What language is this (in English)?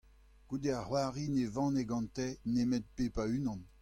Breton